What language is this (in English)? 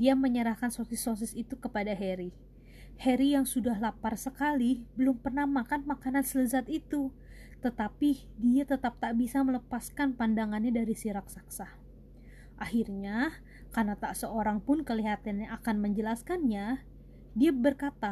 Indonesian